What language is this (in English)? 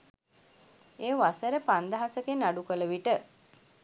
Sinhala